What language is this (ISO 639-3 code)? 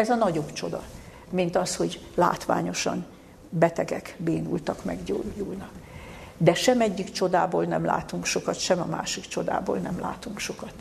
hun